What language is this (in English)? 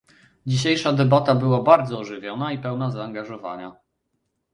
Polish